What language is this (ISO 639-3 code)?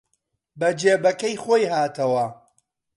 ckb